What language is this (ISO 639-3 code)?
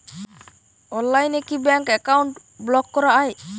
ben